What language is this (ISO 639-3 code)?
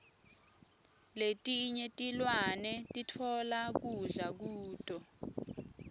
ssw